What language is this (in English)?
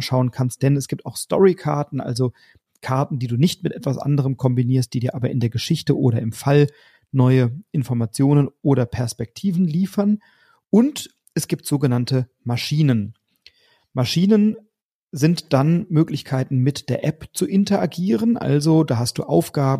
German